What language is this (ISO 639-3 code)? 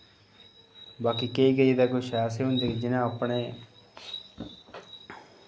doi